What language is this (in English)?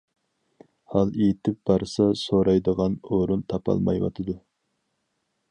Uyghur